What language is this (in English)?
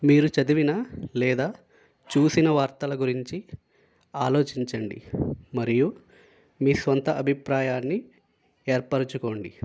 Telugu